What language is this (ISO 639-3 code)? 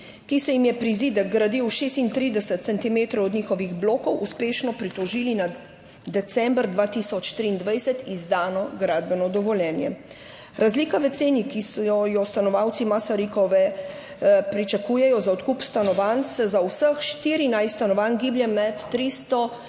slv